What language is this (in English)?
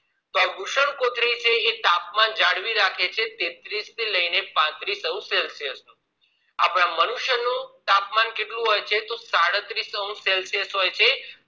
Gujarati